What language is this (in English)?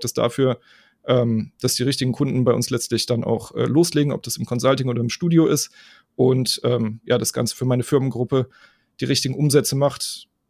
German